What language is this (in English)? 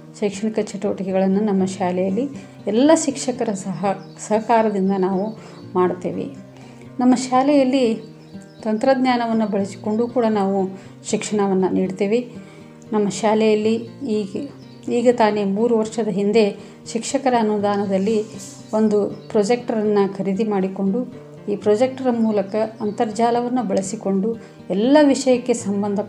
Kannada